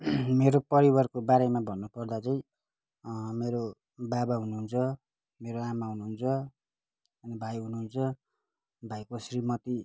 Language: Nepali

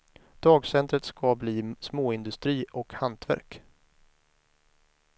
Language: Swedish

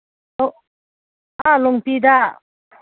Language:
Manipuri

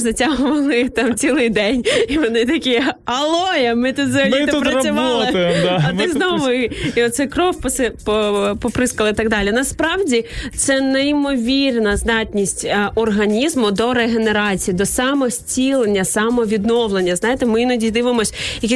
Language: Ukrainian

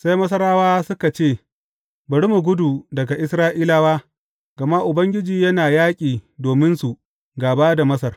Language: Hausa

